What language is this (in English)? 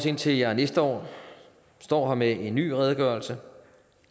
Danish